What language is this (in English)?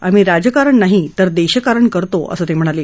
Marathi